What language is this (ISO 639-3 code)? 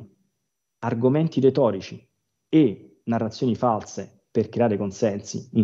ita